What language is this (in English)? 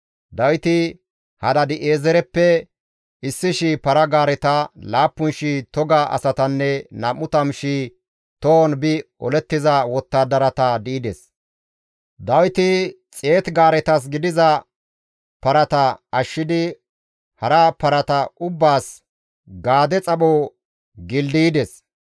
Gamo